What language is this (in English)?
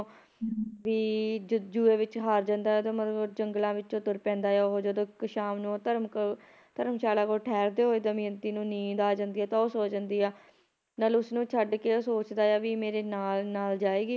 Punjabi